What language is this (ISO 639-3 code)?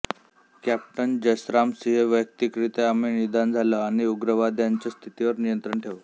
mar